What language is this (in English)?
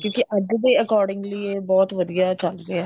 Punjabi